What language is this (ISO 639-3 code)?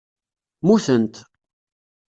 kab